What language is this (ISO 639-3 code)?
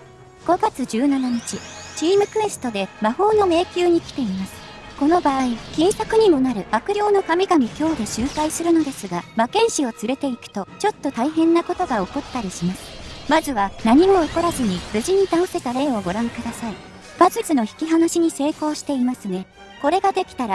jpn